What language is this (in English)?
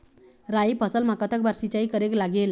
Chhattisgarhi